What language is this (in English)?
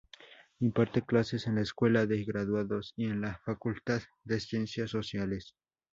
Spanish